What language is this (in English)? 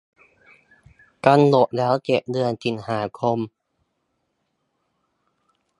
Thai